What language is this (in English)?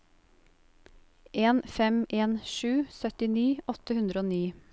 Norwegian